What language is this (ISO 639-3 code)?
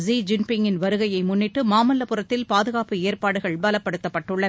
tam